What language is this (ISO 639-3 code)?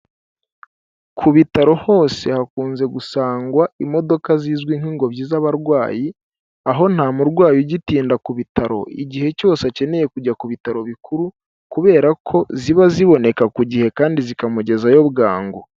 kin